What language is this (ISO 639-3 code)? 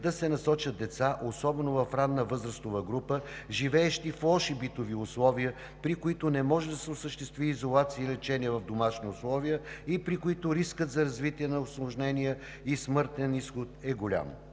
bul